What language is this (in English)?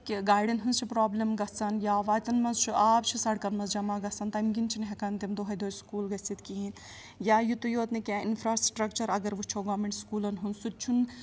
Kashmiri